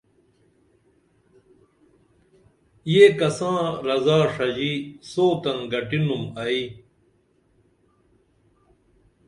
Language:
Dameli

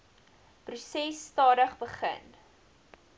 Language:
Afrikaans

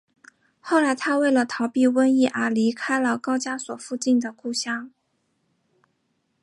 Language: Chinese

